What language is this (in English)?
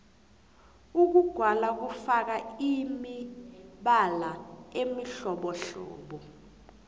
South Ndebele